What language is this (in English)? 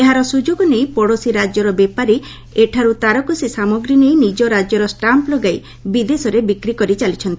Odia